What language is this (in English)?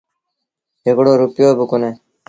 Sindhi Bhil